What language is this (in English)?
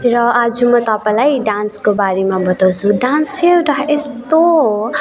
Nepali